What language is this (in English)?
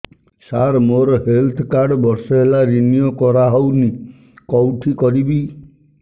Odia